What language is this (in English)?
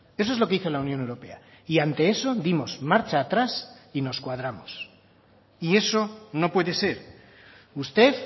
Spanish